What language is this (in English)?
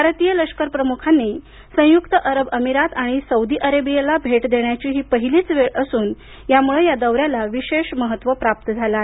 Marathi